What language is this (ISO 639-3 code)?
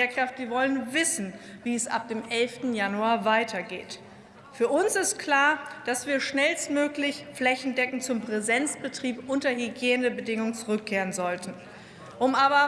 deu